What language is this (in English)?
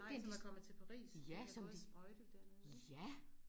Danish